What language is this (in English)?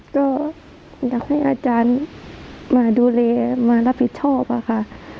Thai